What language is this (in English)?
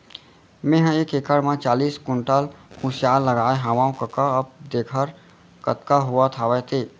Chhattisgarhi